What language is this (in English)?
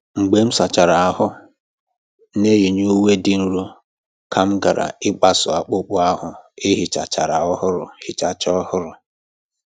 Igbo